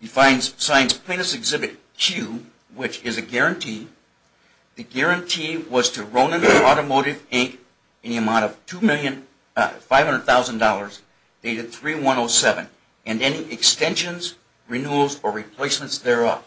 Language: English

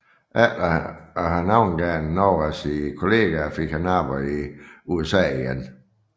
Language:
Danish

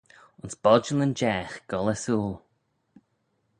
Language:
Manx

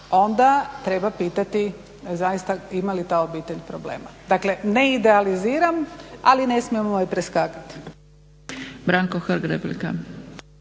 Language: Croatian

